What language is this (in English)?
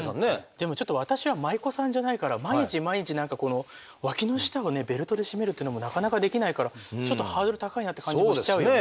Japanese